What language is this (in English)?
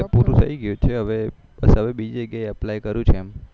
Gujarati